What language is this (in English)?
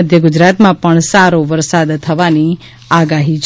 Gujarati